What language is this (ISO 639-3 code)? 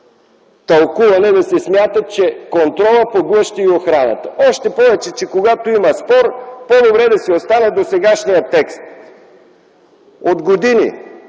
bul